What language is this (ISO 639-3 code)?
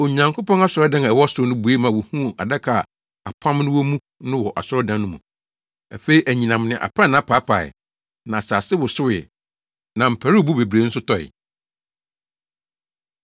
aka